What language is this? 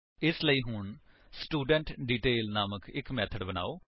Punjabi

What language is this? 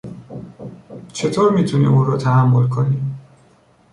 Persian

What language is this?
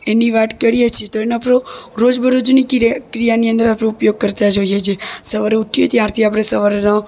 Gujarati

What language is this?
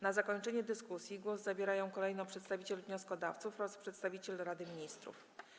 Polish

